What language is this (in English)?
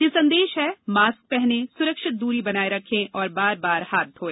Hindi